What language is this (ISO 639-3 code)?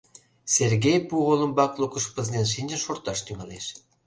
chm